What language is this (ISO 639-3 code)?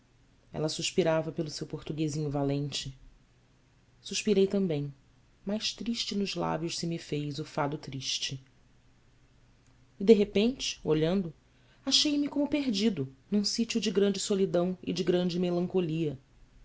por